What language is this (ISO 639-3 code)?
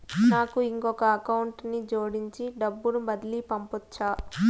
tel